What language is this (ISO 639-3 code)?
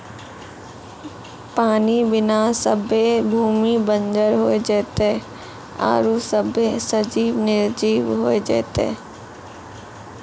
mai